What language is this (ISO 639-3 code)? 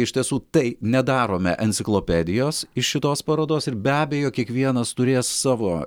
lit